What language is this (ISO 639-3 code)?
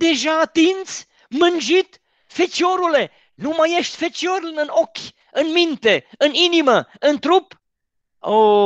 ron